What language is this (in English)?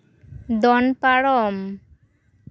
Santali